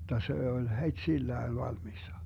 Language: Finnish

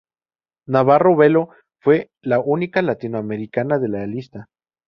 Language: Spanish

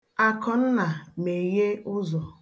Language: Igbo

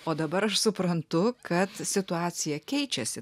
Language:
Lithuanian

